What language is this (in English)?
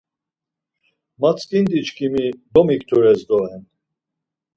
Laz